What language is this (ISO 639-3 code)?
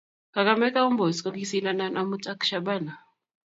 kln